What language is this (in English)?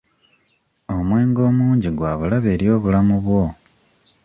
Ganda